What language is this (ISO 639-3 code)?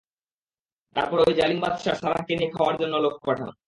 ben